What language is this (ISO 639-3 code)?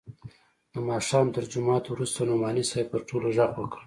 pus